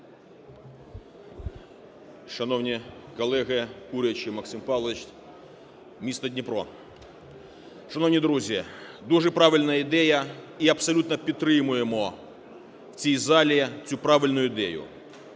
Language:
Ukrainian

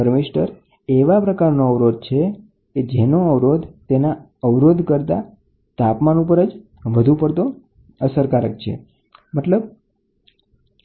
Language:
Gujarati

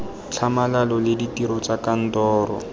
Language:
Tswana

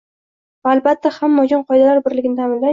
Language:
Uzbek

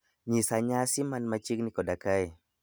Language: Luo (Kenya and Tanzania)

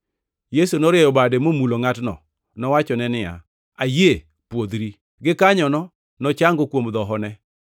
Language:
Luo (Kenya and Tanzania)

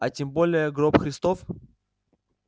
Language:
Russian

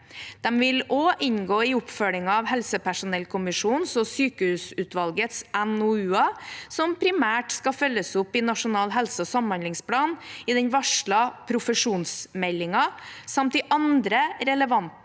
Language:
Norwegian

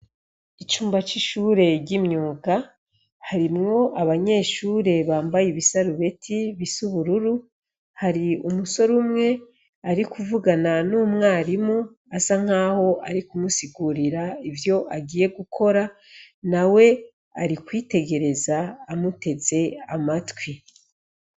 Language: Rundi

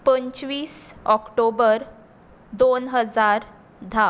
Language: Konkani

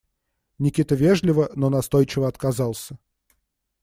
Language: Russian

